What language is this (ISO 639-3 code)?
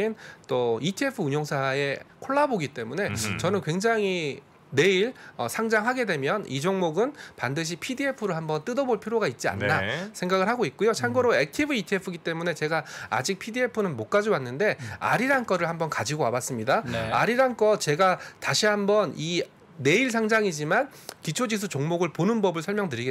kor